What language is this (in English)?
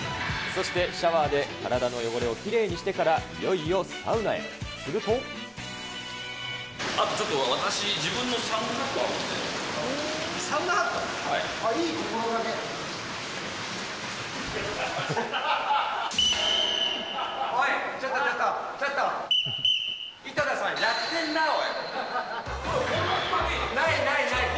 Japanese